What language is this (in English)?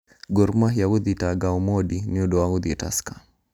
Kikuyu